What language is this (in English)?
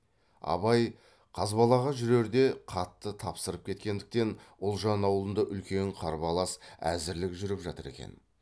Kazakh